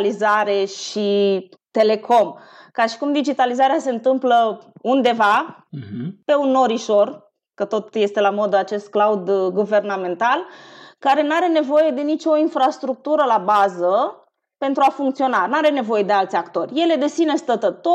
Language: Romanian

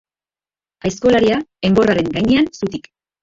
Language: Basque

